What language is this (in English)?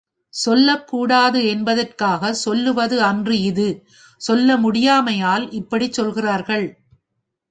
Tamil